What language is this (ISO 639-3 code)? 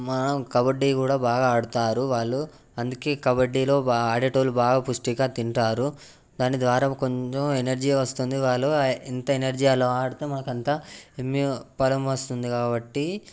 tel